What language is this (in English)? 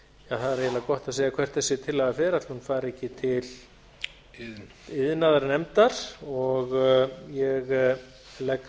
Icelandic